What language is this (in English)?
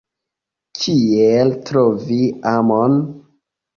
Esperanto